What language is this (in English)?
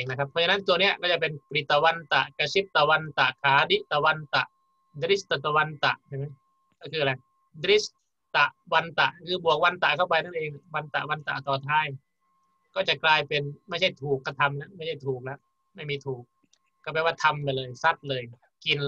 Thai